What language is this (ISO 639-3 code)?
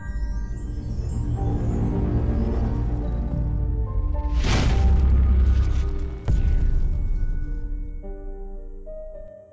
ben